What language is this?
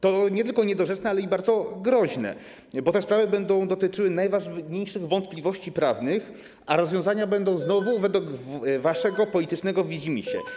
Polish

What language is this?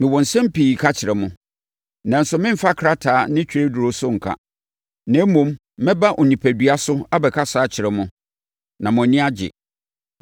Akan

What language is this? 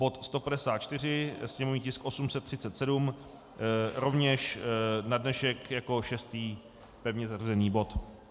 Czech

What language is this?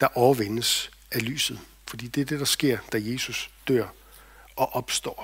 Danish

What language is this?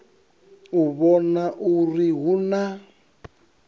Venda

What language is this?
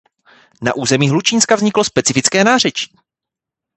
Czech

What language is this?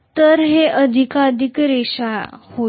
Marathi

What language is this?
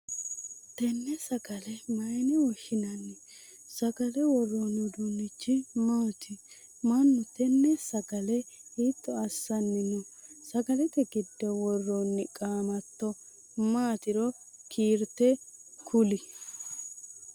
Sidamo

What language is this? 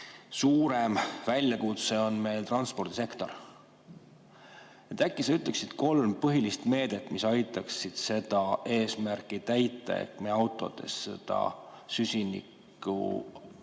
Estonian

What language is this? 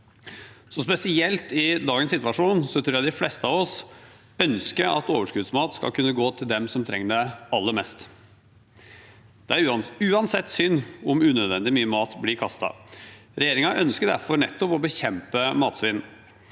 Norwegian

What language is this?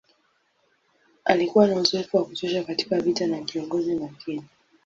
Swahili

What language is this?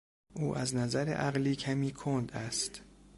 Persian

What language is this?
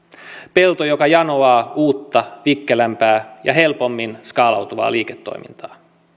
Finnish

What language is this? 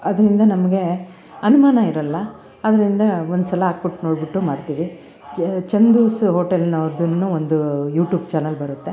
Kannada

